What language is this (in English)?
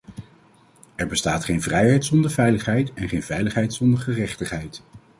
Dutch